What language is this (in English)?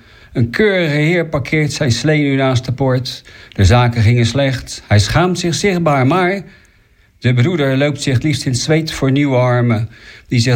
Dutch